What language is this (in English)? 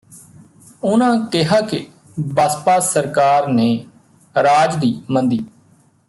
Punjabi